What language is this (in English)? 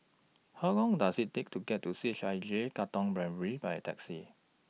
English